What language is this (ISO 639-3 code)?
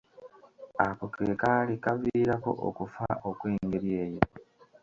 lug